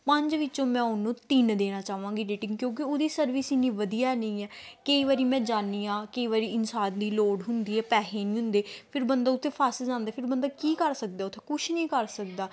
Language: Punjabi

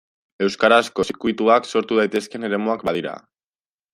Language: Basque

